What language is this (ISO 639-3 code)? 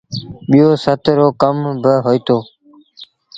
sbn